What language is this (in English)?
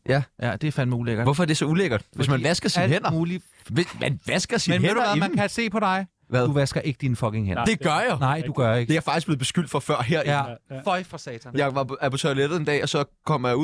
Danish